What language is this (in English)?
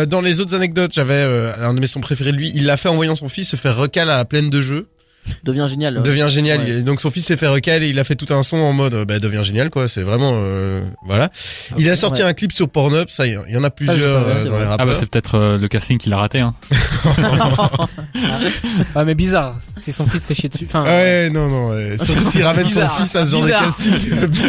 French